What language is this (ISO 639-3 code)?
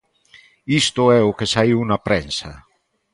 glg